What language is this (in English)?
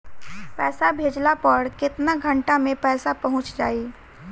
Bhojpuri